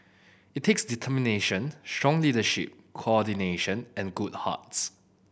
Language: English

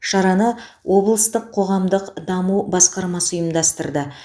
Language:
Kazakh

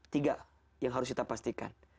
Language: Indonesian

